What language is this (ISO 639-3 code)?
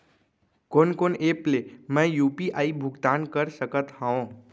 hne